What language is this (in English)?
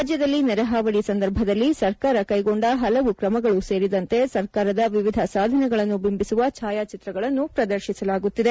Kannada